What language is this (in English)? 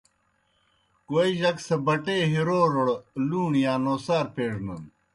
Kohistani Shina